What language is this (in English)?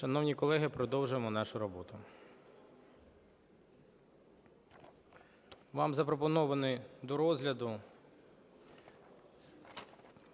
Ukrainian